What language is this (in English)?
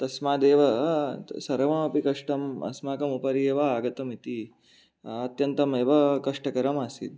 Sanskrit